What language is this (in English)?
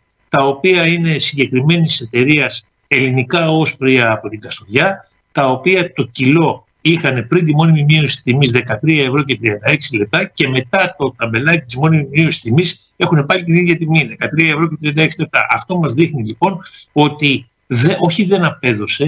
Greek